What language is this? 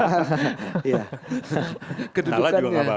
Indonesian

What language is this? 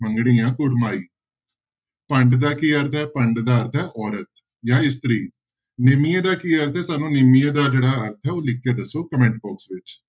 Punjabi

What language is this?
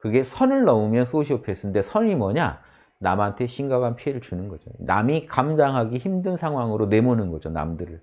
Korean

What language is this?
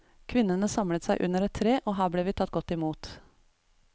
Norwegian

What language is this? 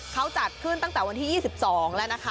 Thai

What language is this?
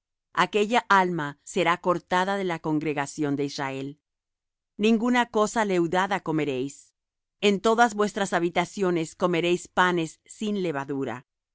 Spanish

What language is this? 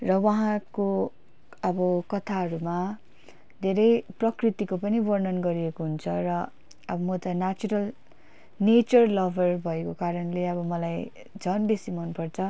Nepali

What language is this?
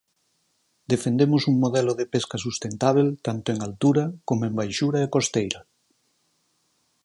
Galician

